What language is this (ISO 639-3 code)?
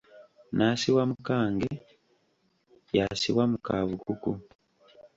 lug